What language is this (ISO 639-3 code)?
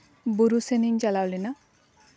sat